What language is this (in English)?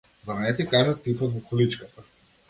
Macedonian